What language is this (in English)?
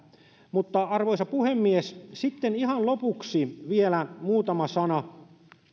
Finnish